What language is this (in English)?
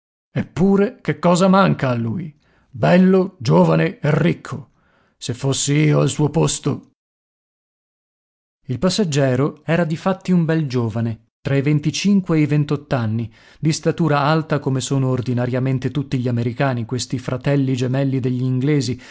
Italian